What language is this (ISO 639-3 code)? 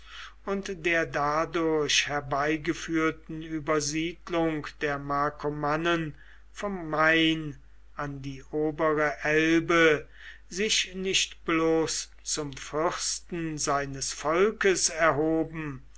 deu